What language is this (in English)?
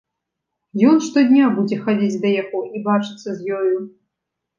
Belarusian